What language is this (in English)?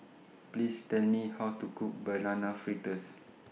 English